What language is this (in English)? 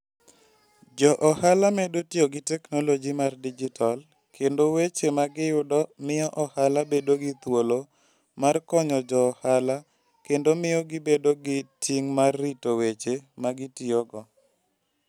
Luo (Kenya and Tanzania)